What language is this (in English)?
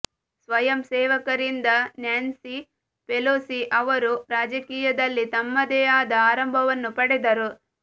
Kannada